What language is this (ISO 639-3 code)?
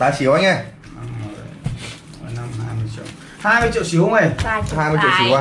vie